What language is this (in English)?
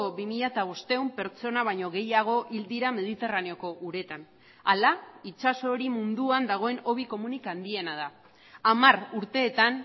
Basque